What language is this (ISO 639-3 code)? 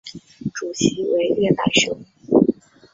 zho